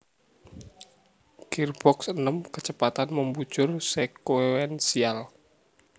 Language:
Javanese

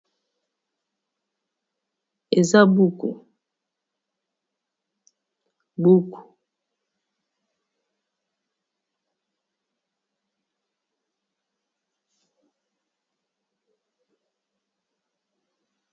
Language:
Lingala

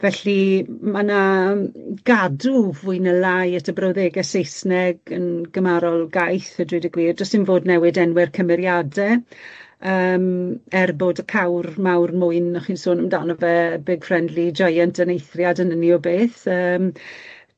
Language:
Welsh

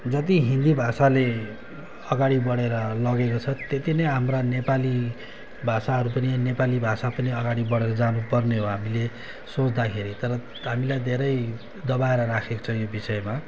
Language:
Nepali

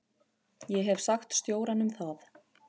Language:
Icelandic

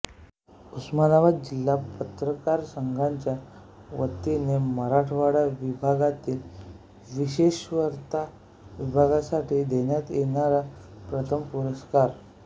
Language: Marathi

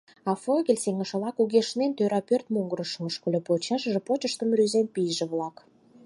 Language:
Mari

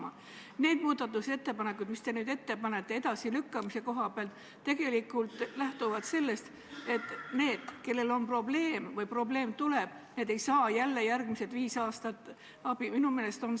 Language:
Estonian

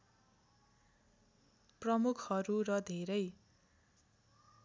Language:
Nepali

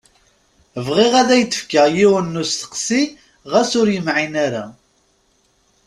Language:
Kabyle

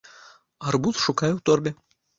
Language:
Belarusian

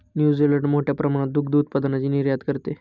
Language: Marathi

